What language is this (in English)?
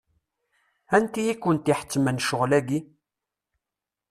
Kabyle